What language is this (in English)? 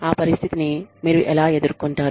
Telugu